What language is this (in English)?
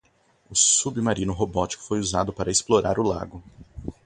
Portuguese